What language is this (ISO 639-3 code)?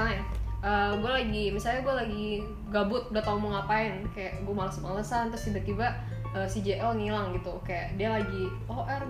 ind